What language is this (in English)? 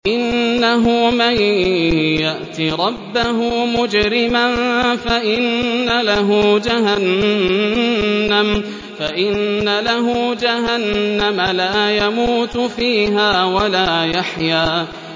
Arabic